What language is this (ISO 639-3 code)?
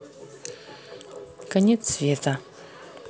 rus